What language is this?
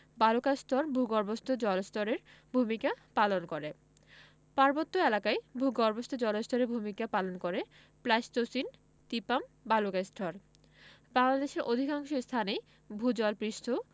Bangla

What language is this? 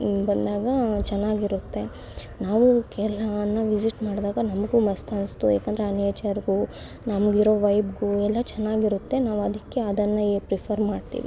Kannada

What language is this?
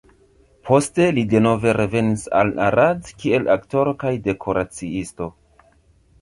Esperanto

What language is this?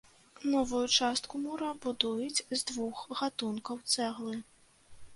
Belarusian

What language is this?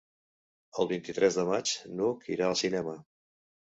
Catalan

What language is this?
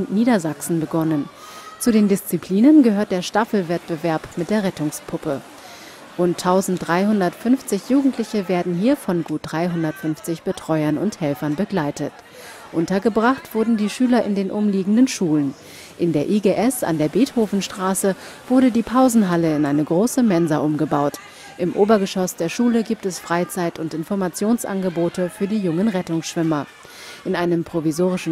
German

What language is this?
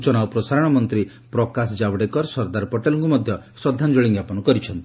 Odia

